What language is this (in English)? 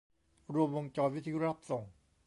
Thai